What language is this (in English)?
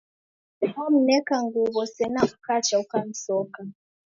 Taita